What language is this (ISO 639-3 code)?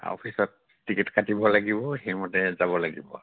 asm